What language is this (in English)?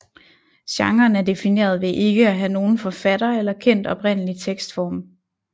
Danish